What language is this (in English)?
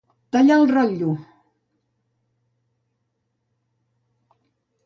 Catalan